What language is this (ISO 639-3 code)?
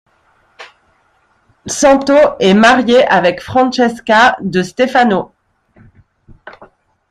fra